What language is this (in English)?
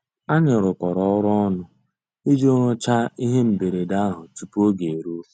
Igbo